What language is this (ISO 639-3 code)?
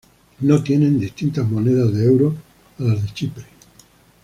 spa